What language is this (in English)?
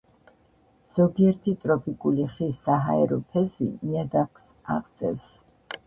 Georgian